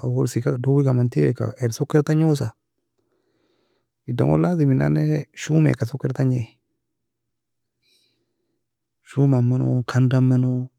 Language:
Nobiin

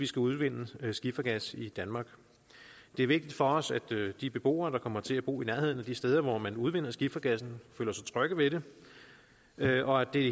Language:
Danish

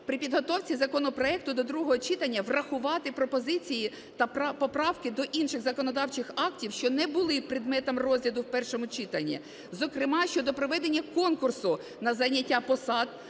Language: Ukrainian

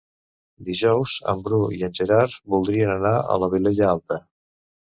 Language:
Catalan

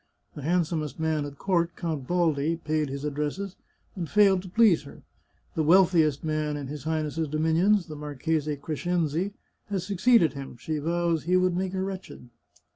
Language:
English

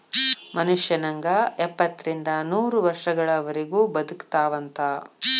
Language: Kannada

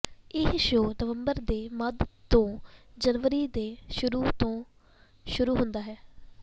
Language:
Punjabi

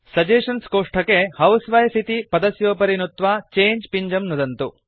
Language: Sanskrit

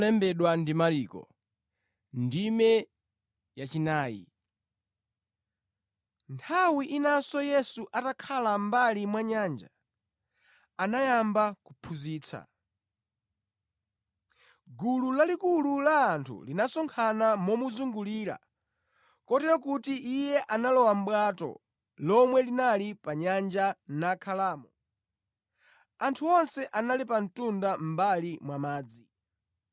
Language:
Nyanja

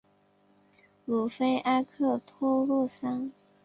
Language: Chinese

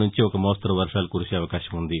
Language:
Telugu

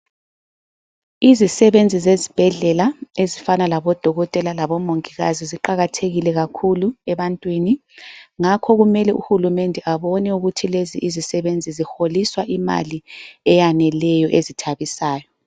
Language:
North Ndebele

